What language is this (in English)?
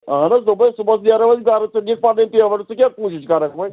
Kashmiri